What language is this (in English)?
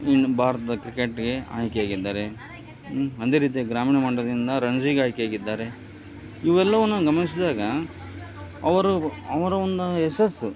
Kannada